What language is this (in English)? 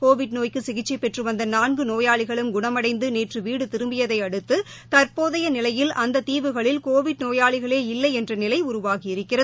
Tamil